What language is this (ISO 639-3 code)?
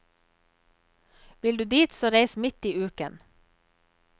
nor